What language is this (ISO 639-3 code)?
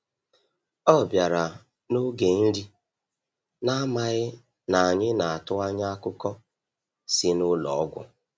ibo